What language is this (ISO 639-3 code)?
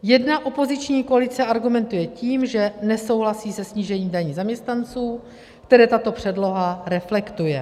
ces